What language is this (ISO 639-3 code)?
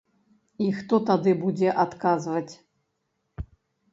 bel